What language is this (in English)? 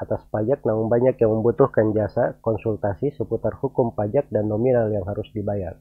Indonesian